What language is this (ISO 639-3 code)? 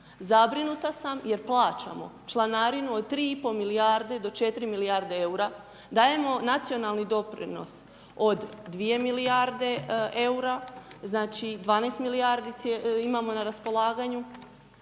hrv